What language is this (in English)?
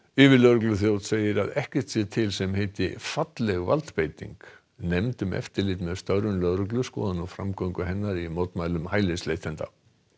Icelandic